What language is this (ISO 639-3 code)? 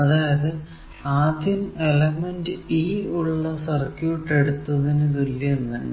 mal